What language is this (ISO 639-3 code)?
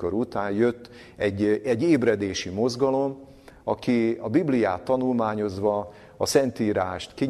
hun